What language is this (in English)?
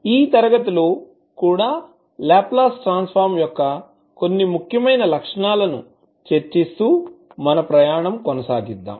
Telugu